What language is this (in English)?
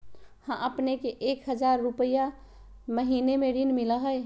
Magahi